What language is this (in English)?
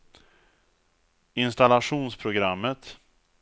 Swedish